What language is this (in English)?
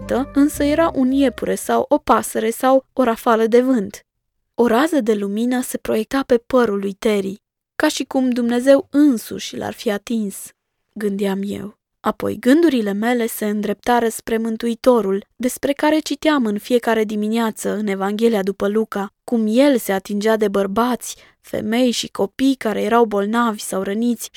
Romanian